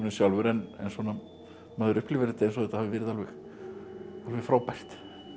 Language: Icelandic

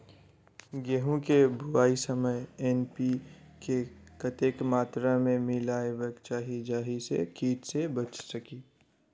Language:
Maithili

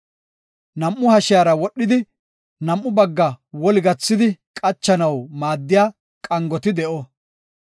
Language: Gofa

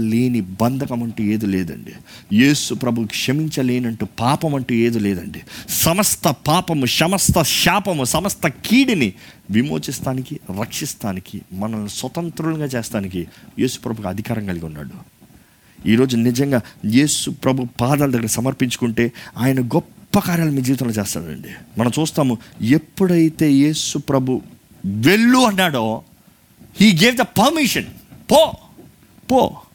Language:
Telugu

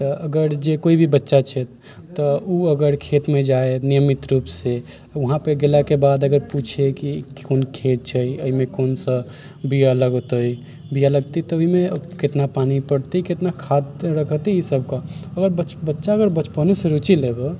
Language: Maithili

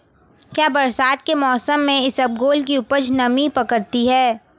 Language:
Hindi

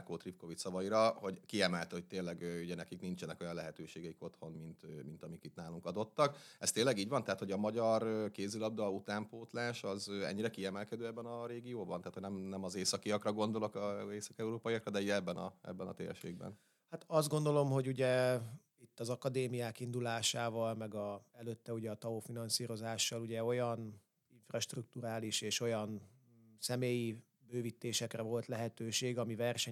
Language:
Hungarian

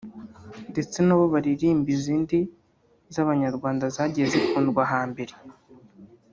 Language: Kinyarwanda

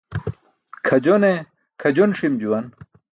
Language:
Burushaski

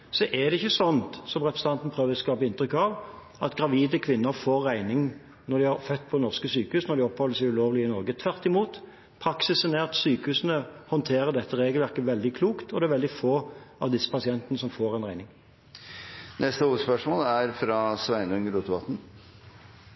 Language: Norwegian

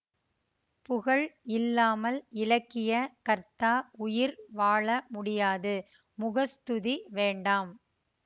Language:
Tamil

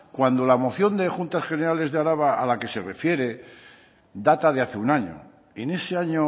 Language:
Spanish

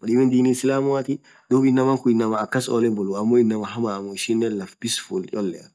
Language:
Orma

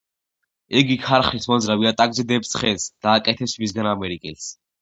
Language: Georgian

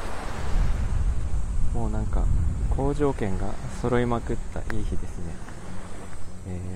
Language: Japanese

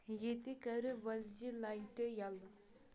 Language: Kashmiri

